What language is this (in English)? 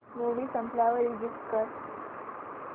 Marathi